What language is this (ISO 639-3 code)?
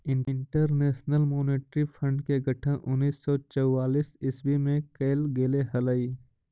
mag